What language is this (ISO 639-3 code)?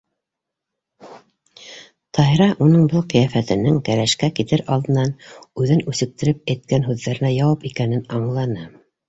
bak